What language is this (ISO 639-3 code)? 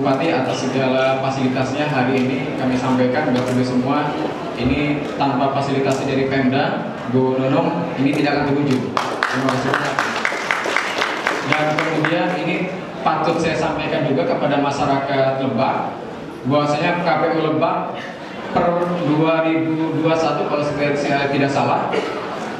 ind